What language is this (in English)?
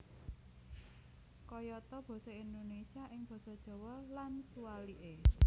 Javanese